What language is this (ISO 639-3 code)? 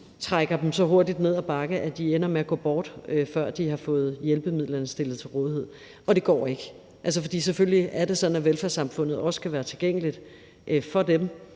dan